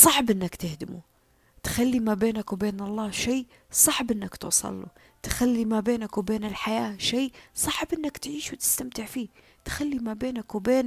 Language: Arabic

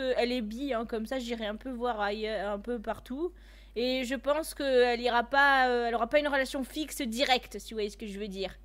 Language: French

